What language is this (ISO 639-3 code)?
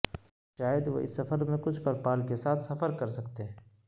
urd